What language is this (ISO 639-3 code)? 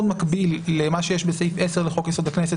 heb